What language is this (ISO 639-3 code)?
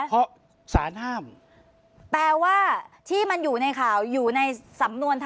tha